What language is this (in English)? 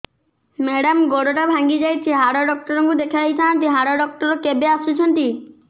Odia